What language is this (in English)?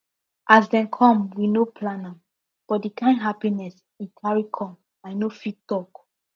Nigerian Pidgin